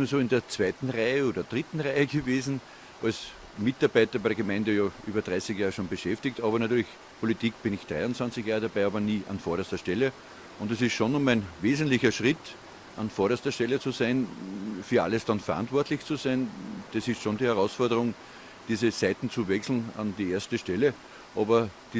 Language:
German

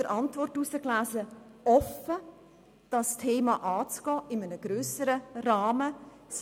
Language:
Swiss German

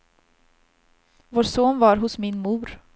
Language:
Swedish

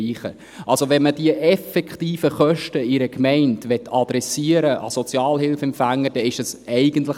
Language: Swiss German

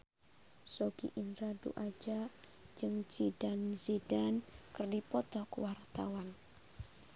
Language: Sundanese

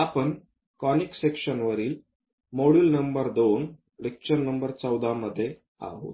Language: Marathi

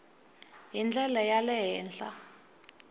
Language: Tsonga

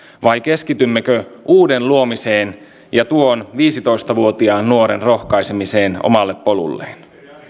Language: Finnish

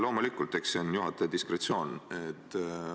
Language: Estonian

